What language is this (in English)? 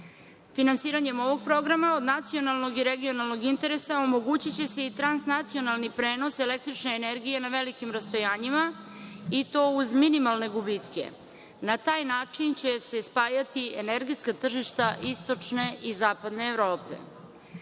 Serbian